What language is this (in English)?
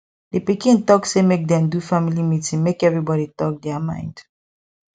Nigerian Pidgin